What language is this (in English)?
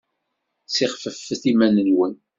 Kabyle